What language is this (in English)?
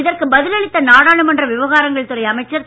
Tamil